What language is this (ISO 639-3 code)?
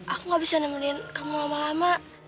ind